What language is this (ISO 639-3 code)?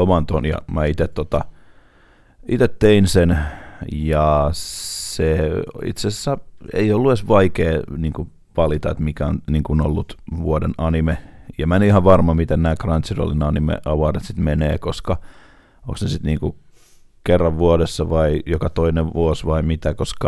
fin